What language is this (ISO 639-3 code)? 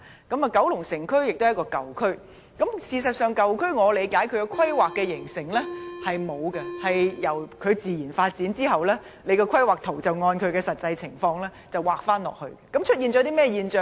yue